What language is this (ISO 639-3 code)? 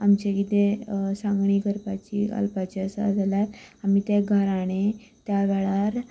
kok